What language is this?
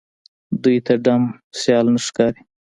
Pashto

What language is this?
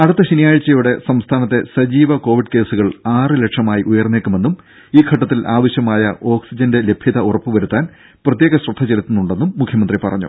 Malayalam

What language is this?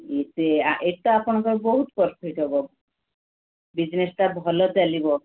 Odia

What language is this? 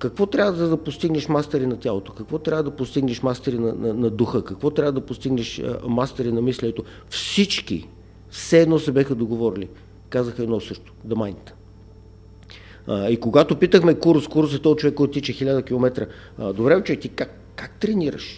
Bulgarian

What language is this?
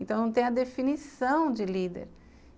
Portuguese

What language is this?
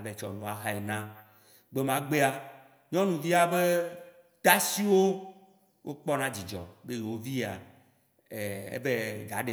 Waci Gbe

